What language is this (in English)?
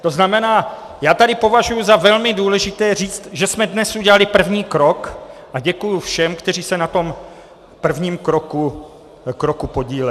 Czech